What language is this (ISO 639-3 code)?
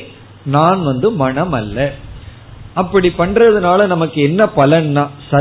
tam